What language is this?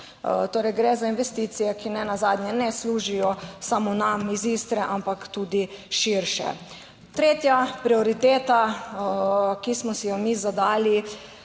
Slovenian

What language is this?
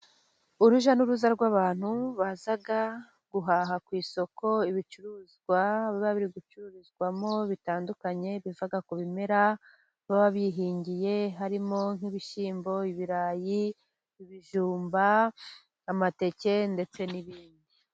Kinyarwanda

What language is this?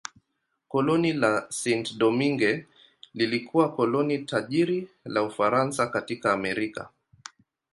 Swahili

